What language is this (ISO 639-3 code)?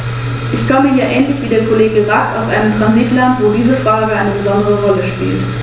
deu